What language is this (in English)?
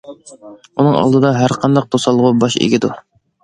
Uyghur